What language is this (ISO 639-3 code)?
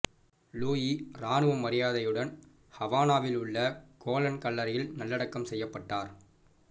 tam